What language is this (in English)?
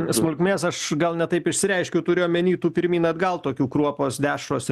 Lithuanian